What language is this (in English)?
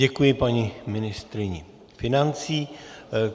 Czech